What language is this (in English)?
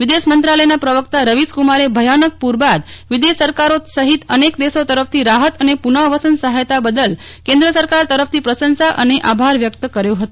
Gujarati